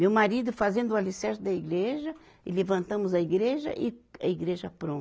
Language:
Portuguese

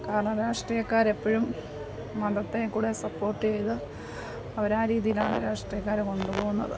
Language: Malayalam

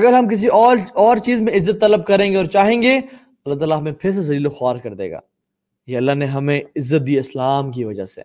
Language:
Urdu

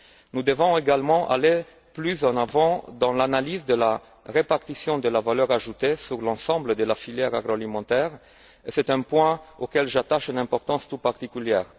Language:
French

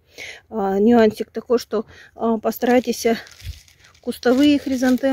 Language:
Russian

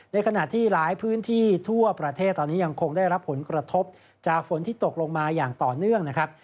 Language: Thai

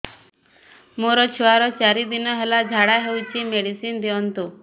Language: Odia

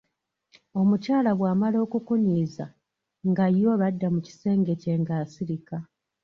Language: Ganda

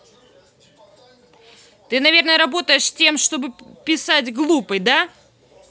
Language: Russian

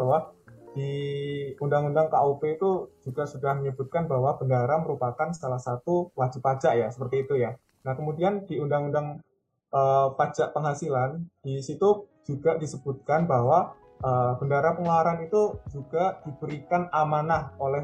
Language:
Indonesian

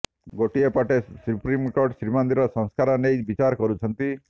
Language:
Odia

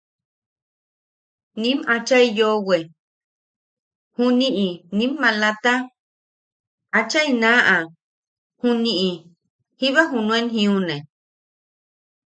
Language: Yaqui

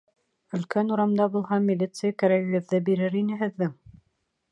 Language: Bashkir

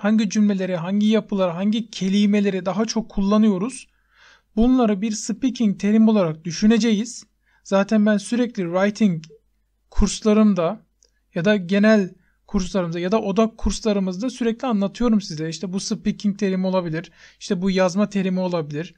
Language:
Turkish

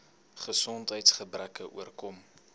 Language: Afrikaans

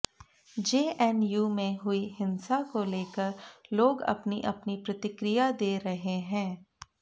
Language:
Hindi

